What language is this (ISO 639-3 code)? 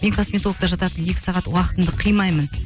kaz